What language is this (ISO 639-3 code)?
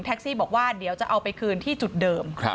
tha